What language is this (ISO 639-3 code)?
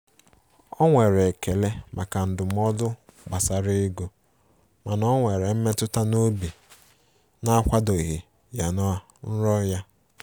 ibo